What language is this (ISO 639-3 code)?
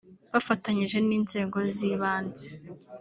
kin